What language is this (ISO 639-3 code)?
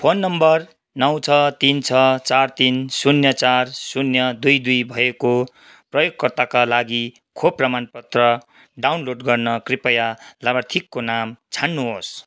nep